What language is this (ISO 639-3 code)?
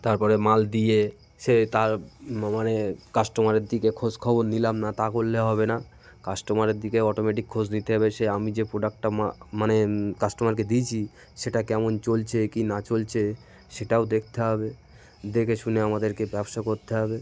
ben